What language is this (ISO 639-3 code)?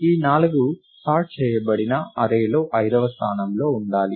tel